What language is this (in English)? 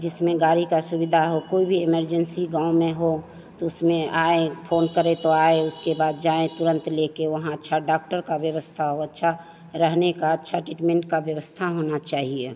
Hindi